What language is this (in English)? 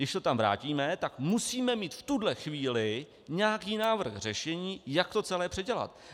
Czech